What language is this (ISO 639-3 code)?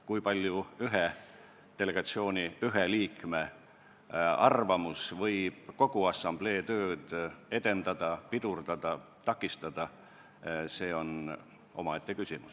est